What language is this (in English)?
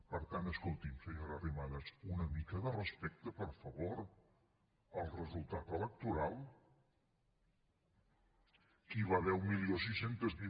Catalan